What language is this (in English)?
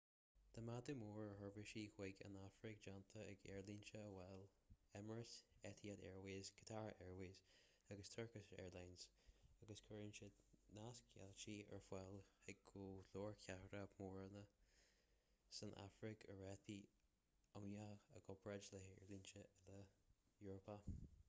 Irish